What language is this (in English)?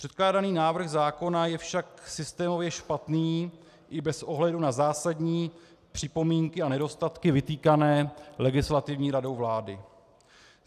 Czech